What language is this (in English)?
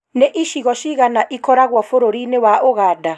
Kikuyu